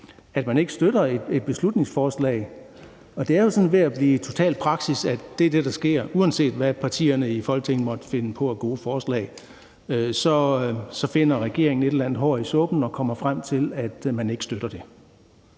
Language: Danish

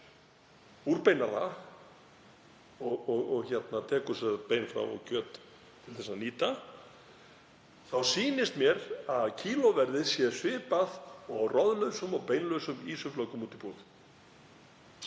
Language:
Icelandic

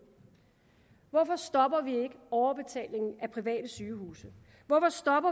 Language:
Danish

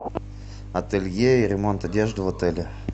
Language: Russian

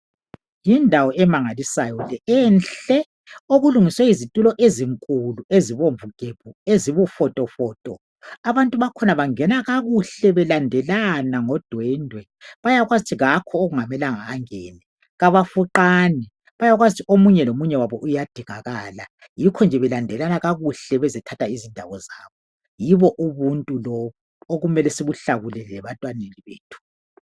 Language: North Ndebele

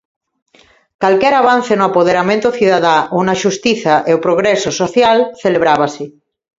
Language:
Galician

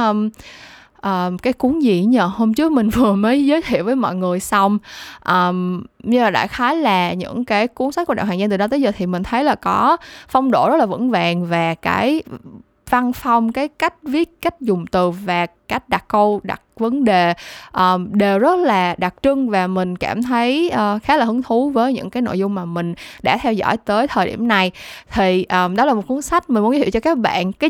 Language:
Vietnamese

